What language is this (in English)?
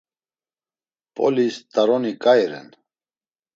Laz